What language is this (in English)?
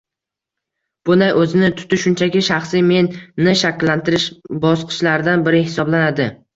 Uzbek